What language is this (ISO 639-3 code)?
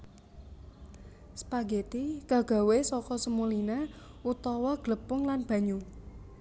jav